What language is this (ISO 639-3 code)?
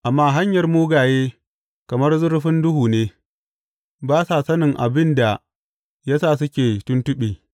hau